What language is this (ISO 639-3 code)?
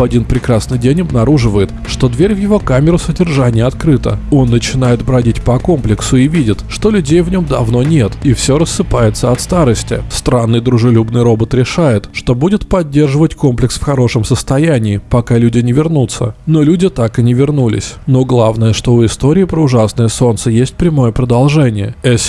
rus